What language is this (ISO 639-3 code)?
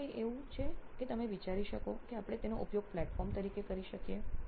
guj